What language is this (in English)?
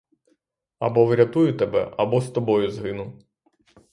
Ukrainian